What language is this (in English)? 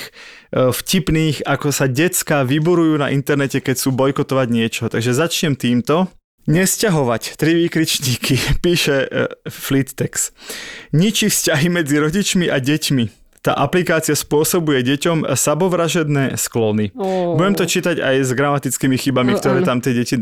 Slovak